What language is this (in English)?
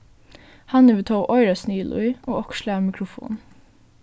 Faroese